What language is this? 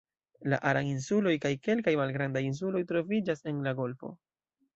Esperanto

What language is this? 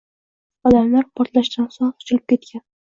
Uzbek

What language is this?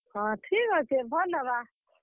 Odia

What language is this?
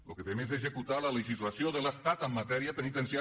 Catalan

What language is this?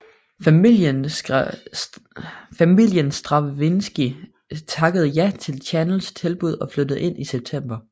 Danish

